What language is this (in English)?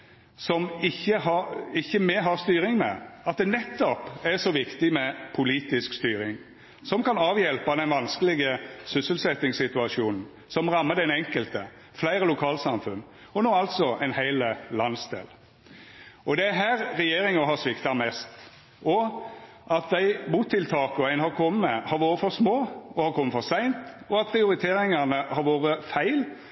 Norwegian Nynorsk